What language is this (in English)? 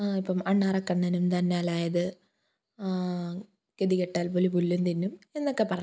Malayalam